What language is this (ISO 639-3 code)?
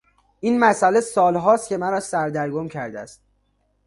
fas